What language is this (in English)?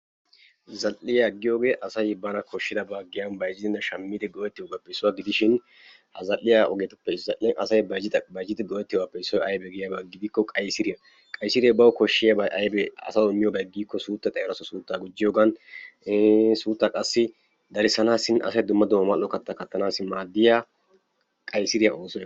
Wolaytta